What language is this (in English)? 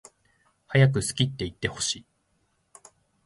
Japanese